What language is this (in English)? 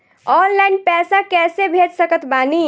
Bhojpuri